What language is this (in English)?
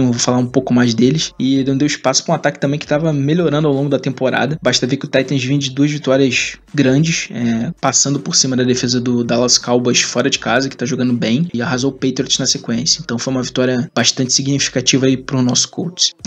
Portuguese